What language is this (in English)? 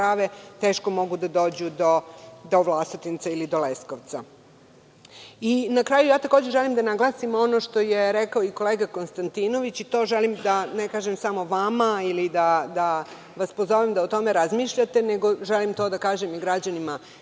Serbian